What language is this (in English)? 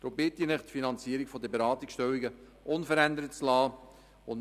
Swiss German